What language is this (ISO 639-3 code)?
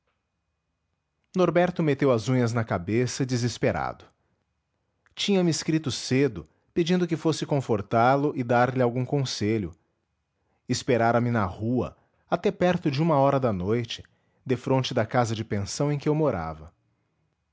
por